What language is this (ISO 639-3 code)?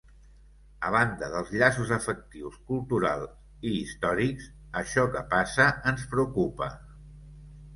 cat